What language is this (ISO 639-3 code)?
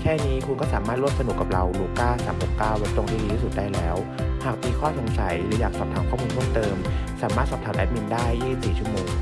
tha